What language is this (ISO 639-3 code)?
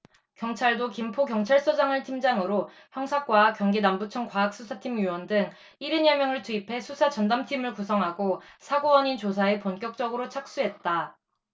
kor